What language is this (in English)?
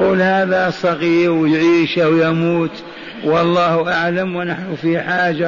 Arabic